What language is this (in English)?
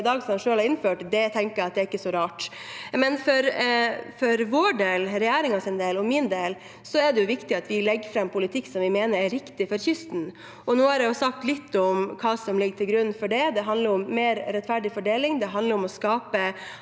Norwegian